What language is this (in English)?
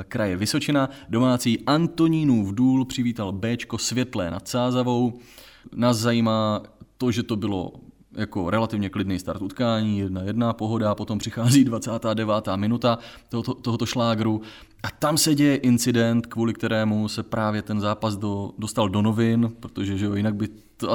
Czech